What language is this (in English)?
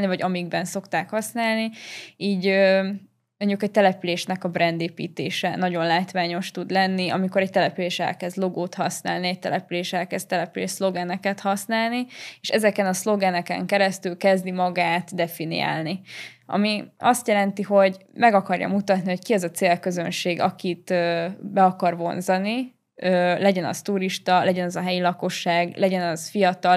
Hungarian